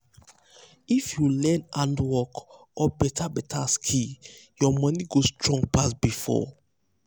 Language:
Nigerian Pidgin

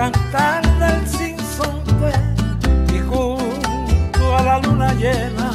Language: Italian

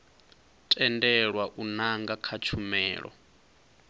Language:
Venda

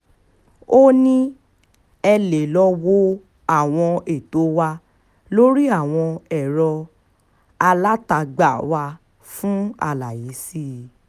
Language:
Yoruba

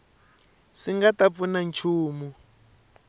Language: Tsonga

